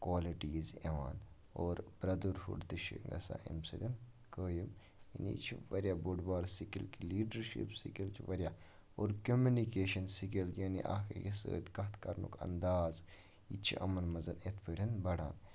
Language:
Kashmiri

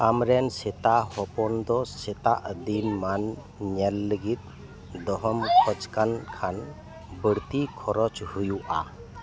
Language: Santali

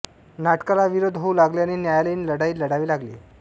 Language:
Marathi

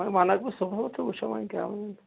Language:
Kashmiri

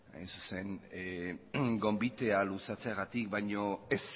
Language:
Basque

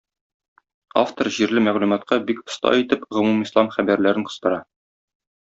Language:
Tatar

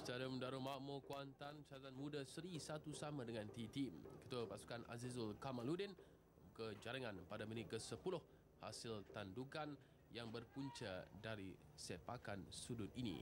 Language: Malay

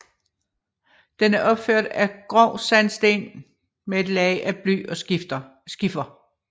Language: Danish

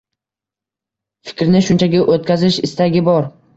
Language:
Uzbek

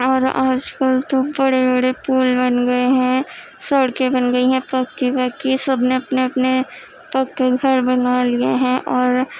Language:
Urdu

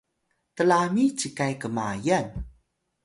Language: Atayal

